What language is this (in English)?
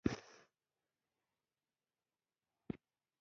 Pashto